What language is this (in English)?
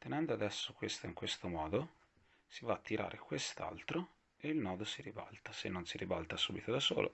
Italian